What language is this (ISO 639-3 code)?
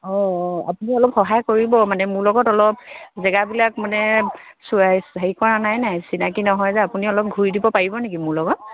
asm